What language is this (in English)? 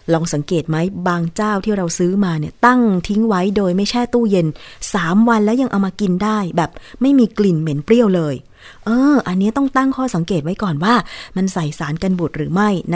Thai